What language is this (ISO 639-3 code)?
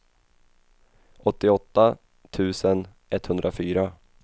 swe